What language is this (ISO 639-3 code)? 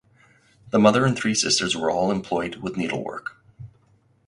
eng